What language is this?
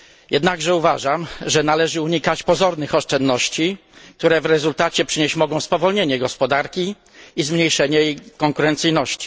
Polish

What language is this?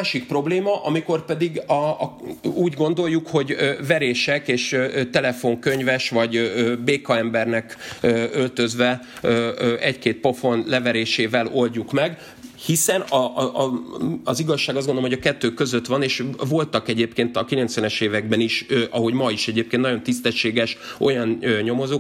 Hungarian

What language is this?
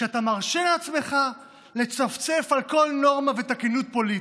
Hebrew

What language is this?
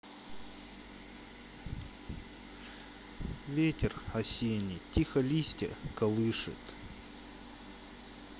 Russian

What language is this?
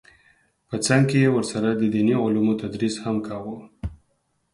Pashto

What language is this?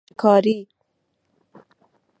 Persian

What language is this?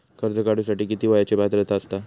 Marathi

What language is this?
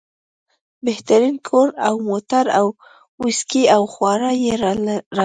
Pashto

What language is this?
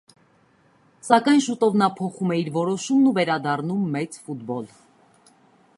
Armenian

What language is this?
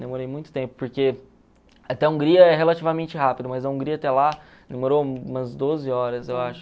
Portuguese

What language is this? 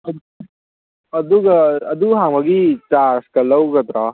Manipuri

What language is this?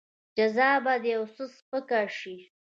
Pashto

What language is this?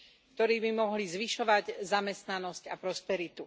Slovak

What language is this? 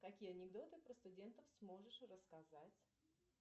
Russian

